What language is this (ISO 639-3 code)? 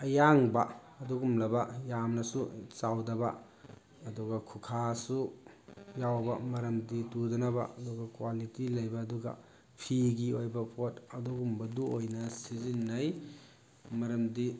mni